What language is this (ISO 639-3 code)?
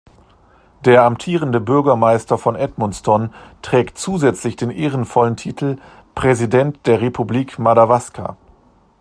deu